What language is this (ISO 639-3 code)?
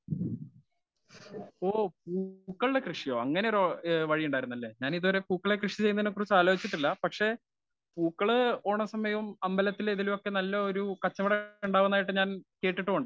mal